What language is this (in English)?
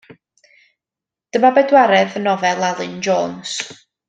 Welsh